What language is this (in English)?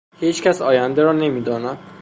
Persian